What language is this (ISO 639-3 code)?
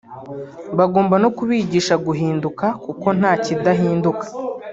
kin